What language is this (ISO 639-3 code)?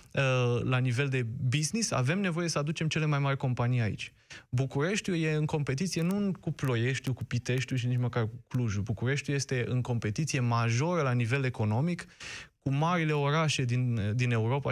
ron